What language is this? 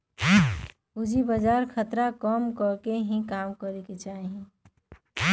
Magahi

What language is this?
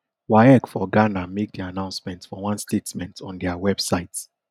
Nigerian Pidgin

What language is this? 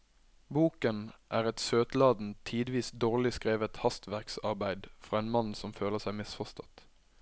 Norwegian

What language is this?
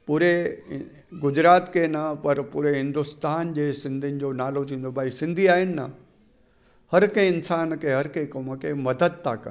Sindhi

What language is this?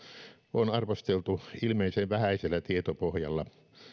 Finnish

